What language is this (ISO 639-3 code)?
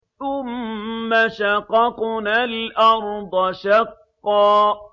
ara